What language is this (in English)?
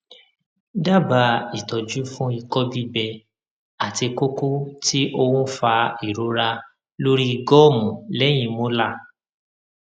Yoruba